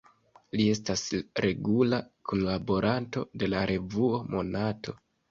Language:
Esperanto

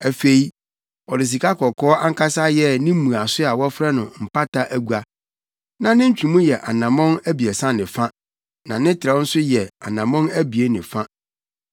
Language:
Akan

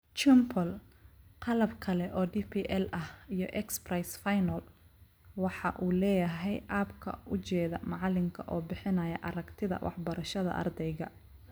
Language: Somali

